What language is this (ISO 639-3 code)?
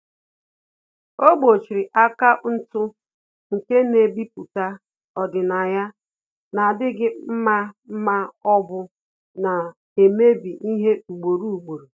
ibo